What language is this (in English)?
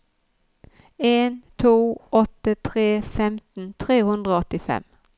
Norwegian